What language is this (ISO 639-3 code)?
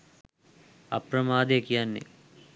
sin